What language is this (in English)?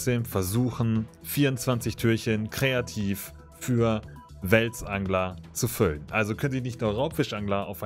German